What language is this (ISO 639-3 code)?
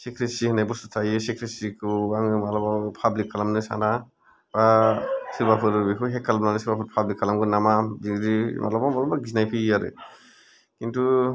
brx